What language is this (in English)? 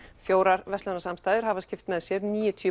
Icelandic